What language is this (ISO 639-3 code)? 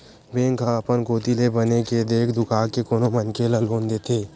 hne